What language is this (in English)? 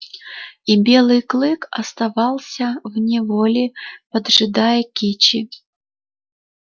Russian